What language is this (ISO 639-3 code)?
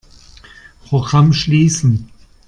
deu